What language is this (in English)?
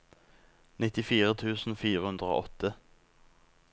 Norwegian